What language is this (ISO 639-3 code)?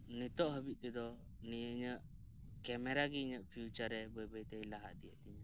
sat